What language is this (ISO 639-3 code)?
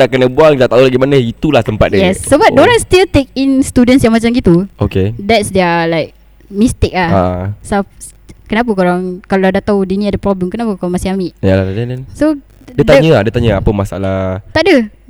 msa